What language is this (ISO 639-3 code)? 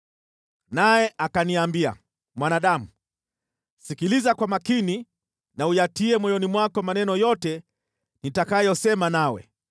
swa